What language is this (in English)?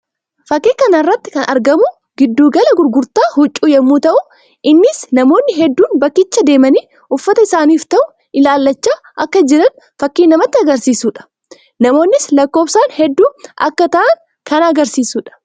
Oromo